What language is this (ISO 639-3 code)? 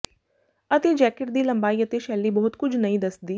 pan